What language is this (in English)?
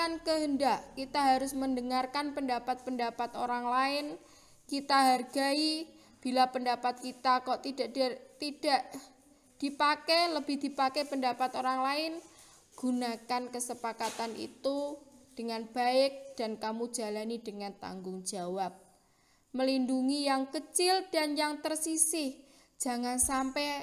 Indonesian